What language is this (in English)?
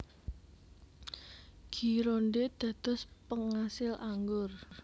Javanese